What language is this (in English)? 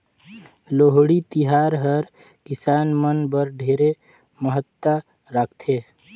Chhattisgarhi